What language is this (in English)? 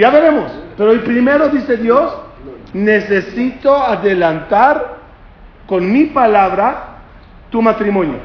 Spanish